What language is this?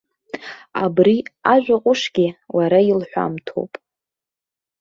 Abkhazian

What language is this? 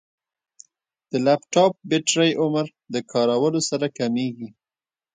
Pashto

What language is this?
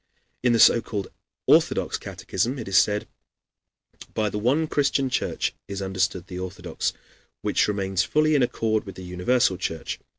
English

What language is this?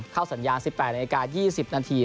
Thai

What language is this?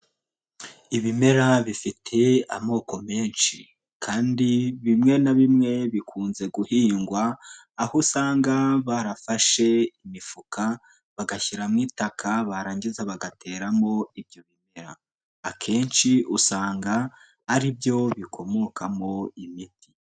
Kinyarwanda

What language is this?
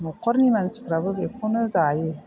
Bodo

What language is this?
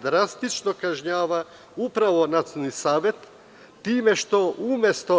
Serbian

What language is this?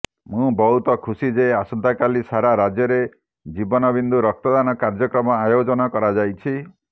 Odia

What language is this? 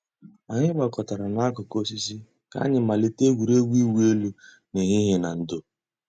Igbo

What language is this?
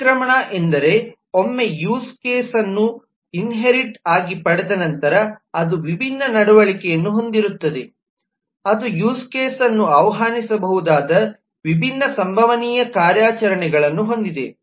Kannada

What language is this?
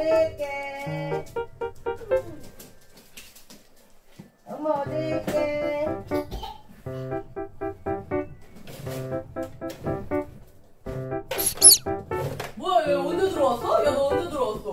Korean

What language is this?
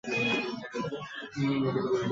Bangla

